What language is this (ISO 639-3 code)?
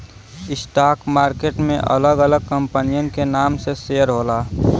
bho